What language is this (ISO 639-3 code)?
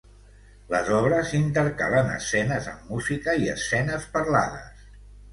cat